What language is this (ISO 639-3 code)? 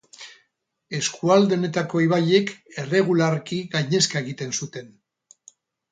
eus